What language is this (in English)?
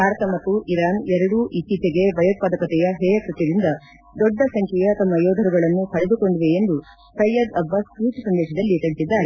Kannada